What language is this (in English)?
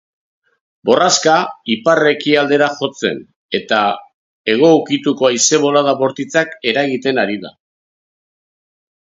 Basque